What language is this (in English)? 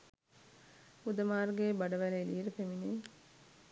Sinhala